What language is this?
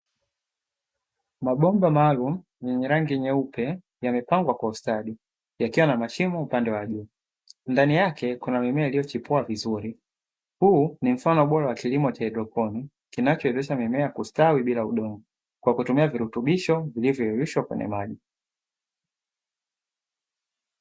Swahili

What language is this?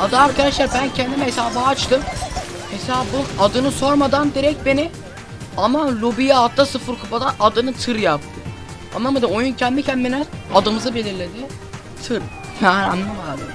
Turkish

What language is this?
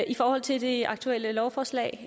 Danish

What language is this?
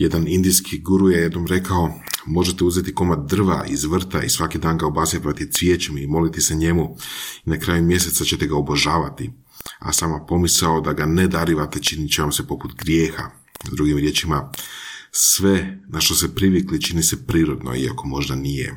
Croatian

